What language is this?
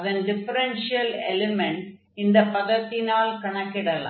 Tamil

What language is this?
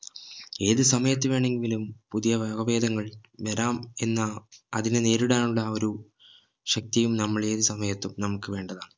Malayalam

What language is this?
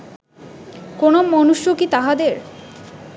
Bangla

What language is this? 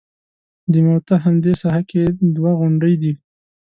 Pashto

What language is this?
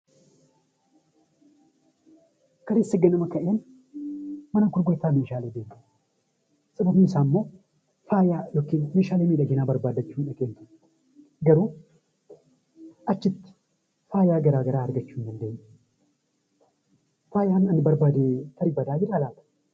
Oromo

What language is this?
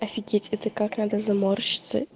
Russian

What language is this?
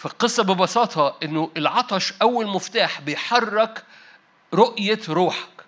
Arabic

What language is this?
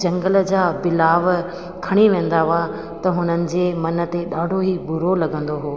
Sindhi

